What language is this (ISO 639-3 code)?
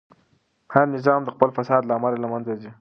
pus